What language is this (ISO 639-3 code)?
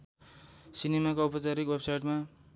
nep